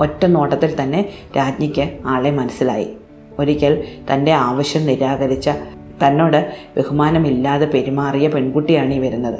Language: Malayalam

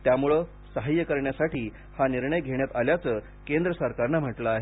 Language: Marathi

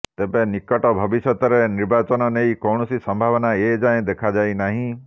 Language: Odia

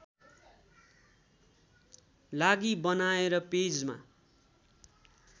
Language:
Nepali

